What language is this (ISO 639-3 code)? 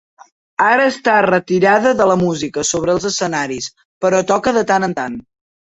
cat